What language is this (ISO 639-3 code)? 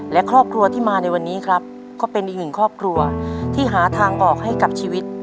tha